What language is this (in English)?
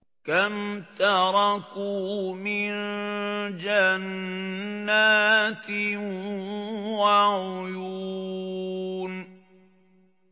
Arabic